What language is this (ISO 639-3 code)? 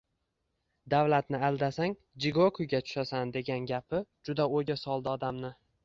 uzb